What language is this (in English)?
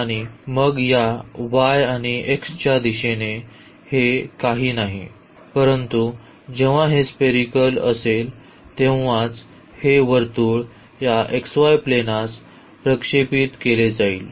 Marathi